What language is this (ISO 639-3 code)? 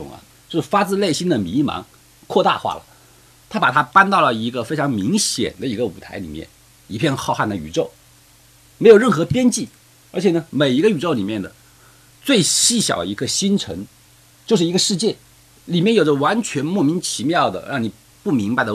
zho